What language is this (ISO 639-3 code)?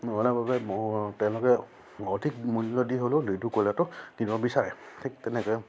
asm